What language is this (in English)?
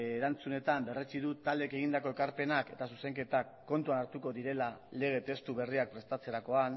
Basque